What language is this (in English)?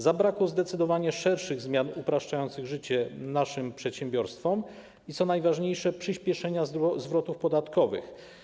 Polish